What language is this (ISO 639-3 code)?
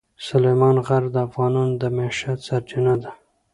pus